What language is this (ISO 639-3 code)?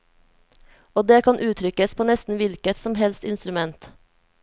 nor